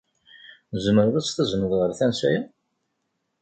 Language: Kabyle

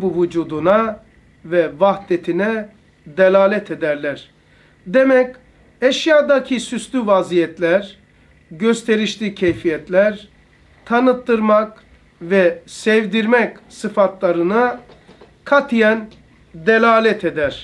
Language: Turkish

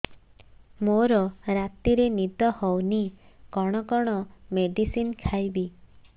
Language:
Odia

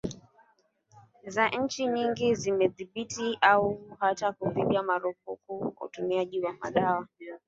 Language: Swahili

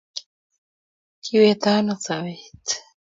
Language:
Kalenjin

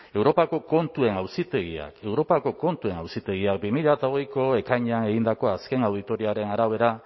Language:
Basque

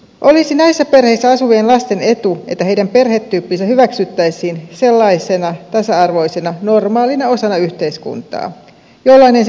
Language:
Finnish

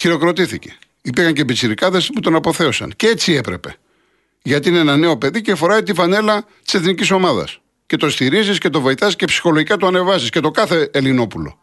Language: Greek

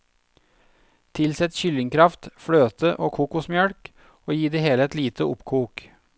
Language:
Norwegian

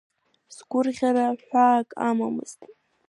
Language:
Abkhazian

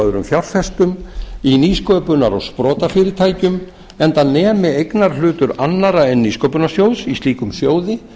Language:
Icelandic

